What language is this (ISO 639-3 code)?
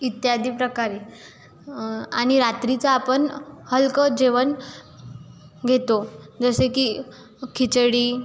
mar